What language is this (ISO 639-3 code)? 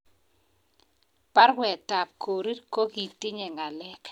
kln